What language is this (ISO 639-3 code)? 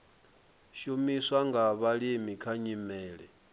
ven